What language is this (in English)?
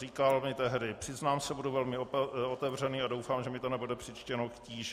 Czech